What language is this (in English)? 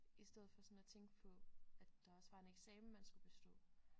Danish